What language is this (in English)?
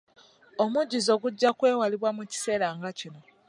Ganda